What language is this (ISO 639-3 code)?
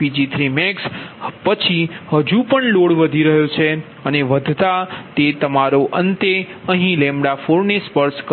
guj